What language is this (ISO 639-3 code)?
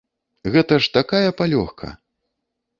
bel